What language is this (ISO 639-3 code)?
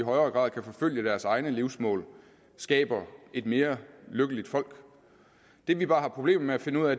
dan